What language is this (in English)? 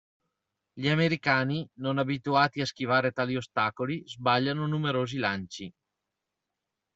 Italian